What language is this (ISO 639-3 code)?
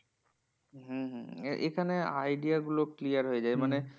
ben